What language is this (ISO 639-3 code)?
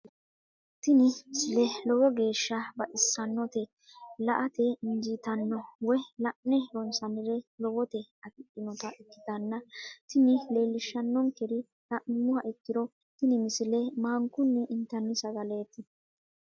sid